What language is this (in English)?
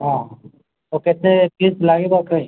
Odia